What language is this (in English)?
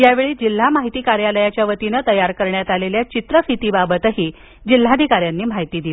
Marathi